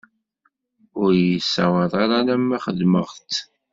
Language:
Kabyle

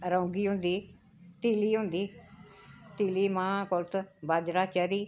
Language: Dogri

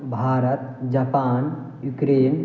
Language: Maithili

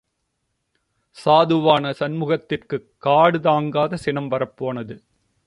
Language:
Tamil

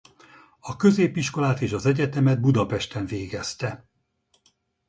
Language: Hungarian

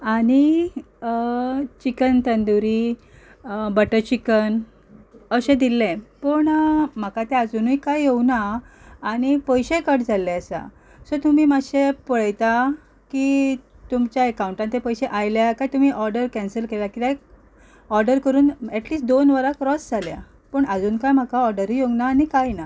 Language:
Konkani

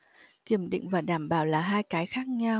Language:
Vietnamese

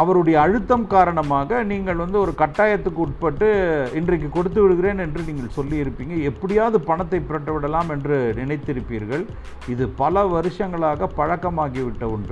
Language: Tamil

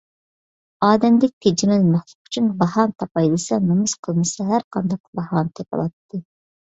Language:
Uyghur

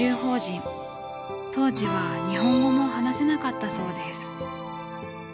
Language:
Japanese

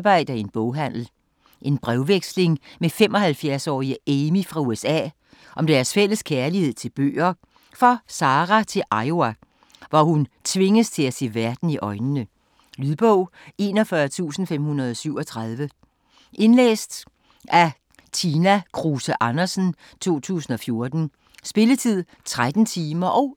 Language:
Danish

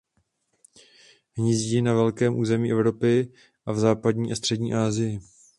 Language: Czech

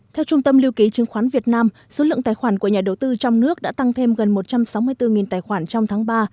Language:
Vietnamese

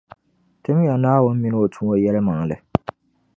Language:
Dagbani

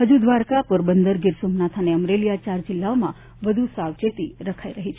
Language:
Gujarati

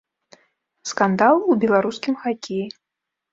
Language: Belarusian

